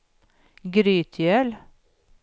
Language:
Swedish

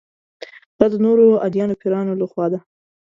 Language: Pashto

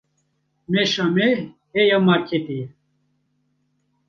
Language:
Kurdish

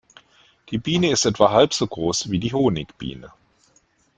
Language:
German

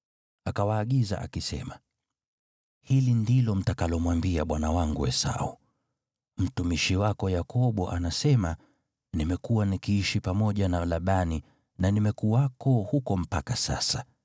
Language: Swahili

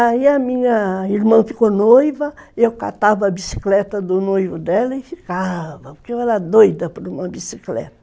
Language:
Portuguese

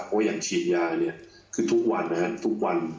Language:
Thai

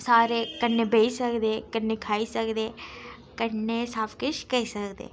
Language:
Dogri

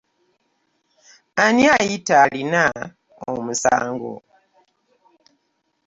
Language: Ganda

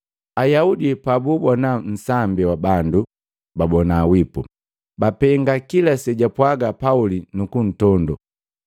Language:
Matengo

